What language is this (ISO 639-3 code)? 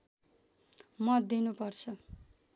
nep